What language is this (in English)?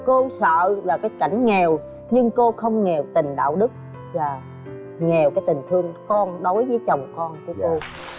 Vietnamese